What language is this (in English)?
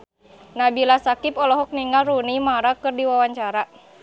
Sundanese